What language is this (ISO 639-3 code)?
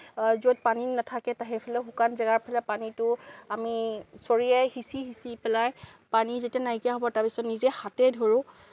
asm